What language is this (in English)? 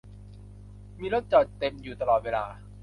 Thai